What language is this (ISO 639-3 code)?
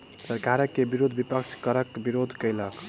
mai